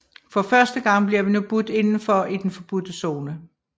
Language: Danish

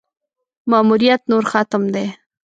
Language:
Pashto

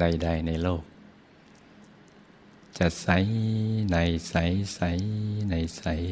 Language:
Thai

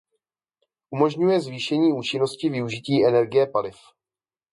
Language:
Czech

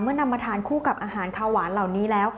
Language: Thai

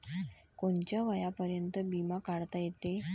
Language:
Marathi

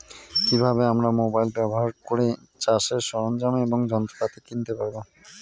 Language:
Bangla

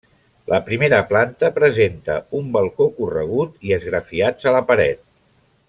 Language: Catalan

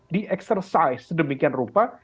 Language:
Indonesian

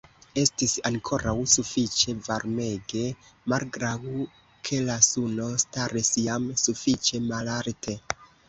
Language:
Esperanto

